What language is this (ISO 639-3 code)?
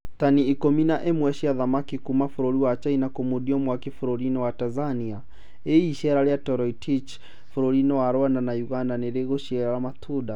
kik